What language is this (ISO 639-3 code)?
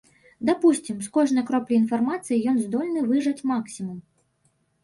bel